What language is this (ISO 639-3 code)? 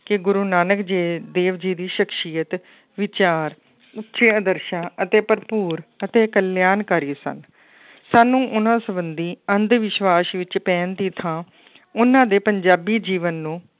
pan